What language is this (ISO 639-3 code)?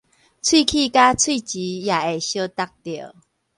nan